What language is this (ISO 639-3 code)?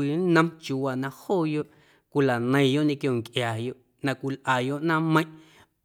amu